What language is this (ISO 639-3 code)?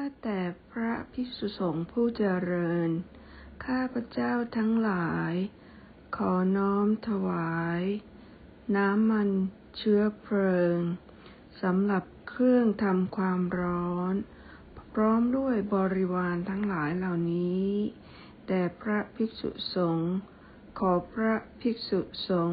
tha